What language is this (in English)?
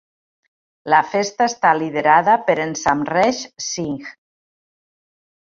Catalan